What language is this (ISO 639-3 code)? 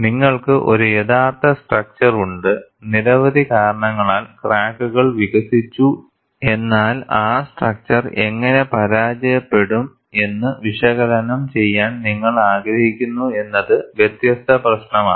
mal